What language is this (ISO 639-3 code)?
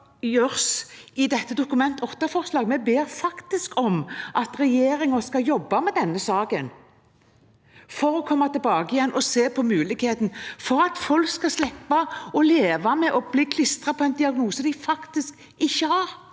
nor